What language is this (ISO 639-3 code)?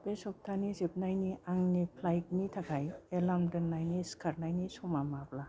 brx